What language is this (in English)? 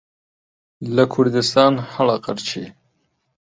Central Kurdish